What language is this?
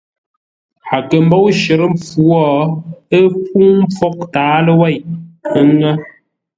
Ngombale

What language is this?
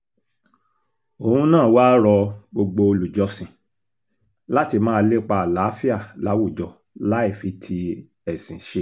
Yoruba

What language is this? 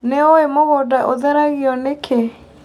Kikuyu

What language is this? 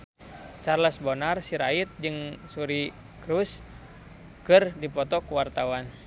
Sundanese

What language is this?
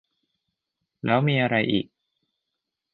Thai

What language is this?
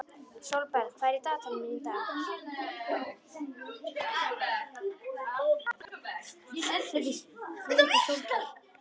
Icelandic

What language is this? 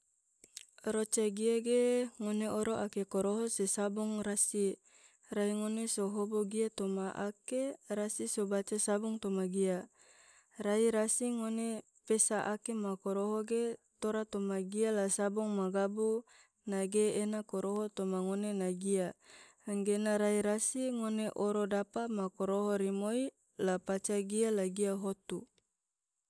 Tidore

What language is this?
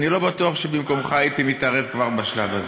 Hebrew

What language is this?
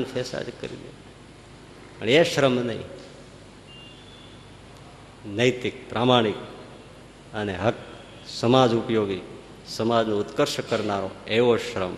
Gujarati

